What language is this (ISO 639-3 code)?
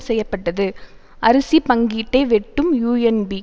tam